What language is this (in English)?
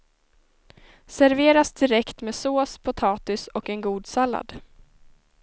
Swedish